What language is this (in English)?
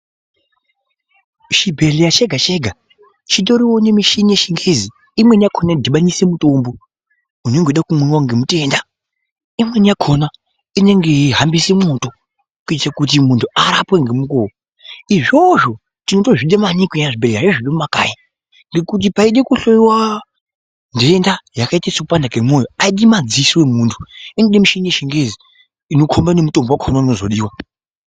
Ndau